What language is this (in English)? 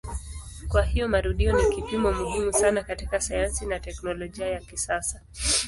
Swahili